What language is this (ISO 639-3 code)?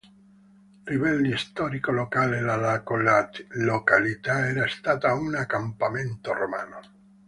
ita